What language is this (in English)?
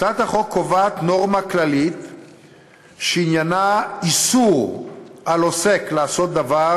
Hebrew